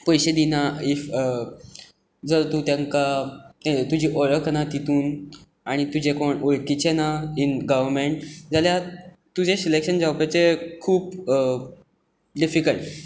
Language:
Konkani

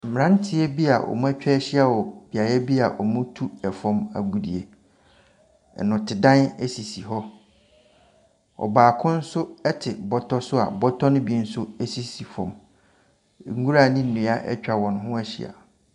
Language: Akan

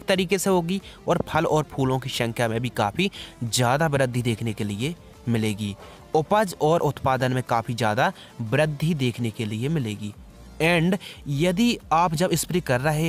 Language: Hindi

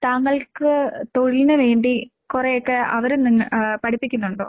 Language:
Malayalam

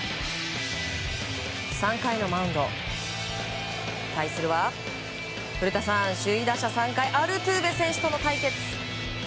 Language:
Japanese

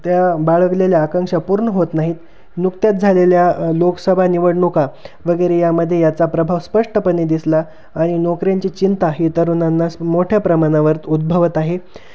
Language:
Marathi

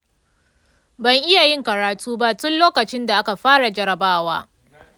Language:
Hausa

